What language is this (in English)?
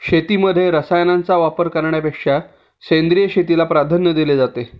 Marathi